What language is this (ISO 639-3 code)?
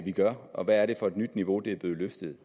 dan